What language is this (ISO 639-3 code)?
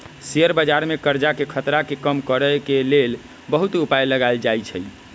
mag